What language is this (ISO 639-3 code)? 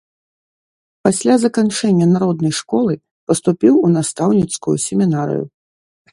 bel